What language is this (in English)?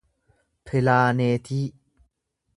Oromo